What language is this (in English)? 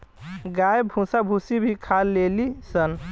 Bhojpuri